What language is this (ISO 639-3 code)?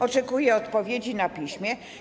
pol